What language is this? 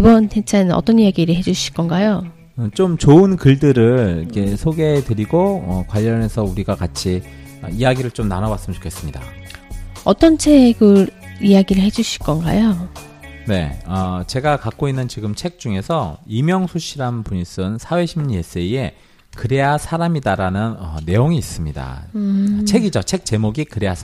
Korean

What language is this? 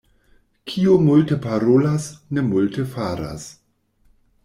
Esperanto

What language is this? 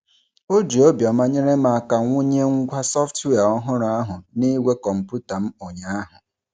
Igbo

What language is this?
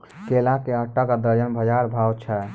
Maithili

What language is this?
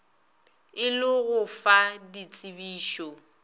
Northern Sotho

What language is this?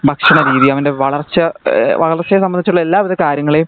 Malayalam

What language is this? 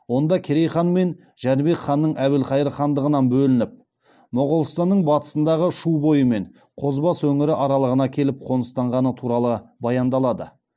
Kazakh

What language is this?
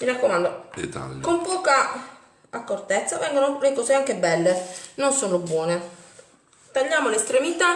Italian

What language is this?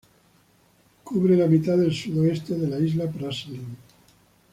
Spanish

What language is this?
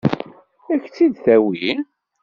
Kabyle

